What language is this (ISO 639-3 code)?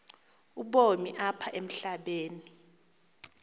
xho